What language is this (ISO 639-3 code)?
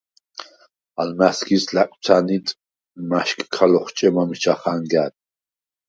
sva